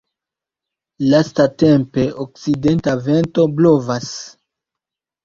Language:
Esperanto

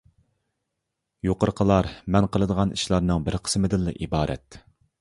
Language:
Uyghur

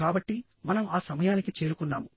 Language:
Telugu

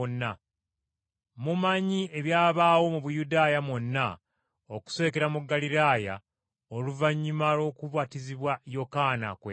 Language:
Ganda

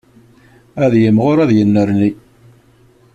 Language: Kabyle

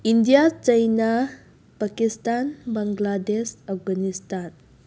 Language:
Manipuri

